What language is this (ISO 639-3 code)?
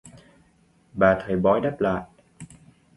vie